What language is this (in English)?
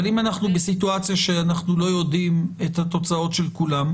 Hebrew